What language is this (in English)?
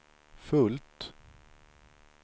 Swedish